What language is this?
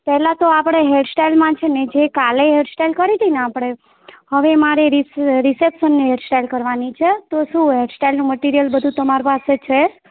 Gujarati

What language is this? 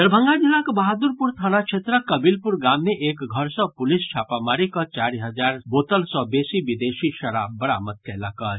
Maithili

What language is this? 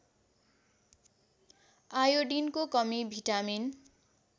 Nepali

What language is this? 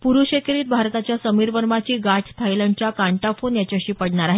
Marathi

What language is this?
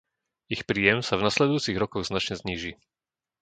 Slovak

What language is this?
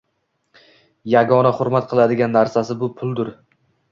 Uzbek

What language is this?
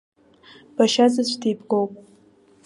Abkhazian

